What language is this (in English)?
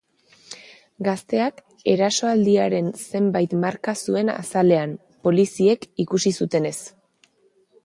Basque